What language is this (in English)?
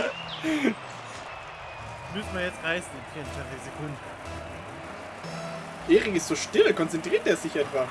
German